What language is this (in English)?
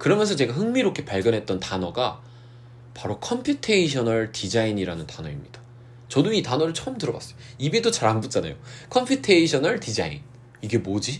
Korean